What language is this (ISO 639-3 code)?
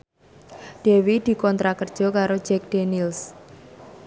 jav